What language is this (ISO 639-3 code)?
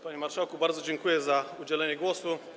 pol